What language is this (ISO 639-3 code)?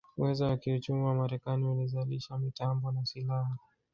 swa